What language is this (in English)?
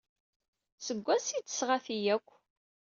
Kabyle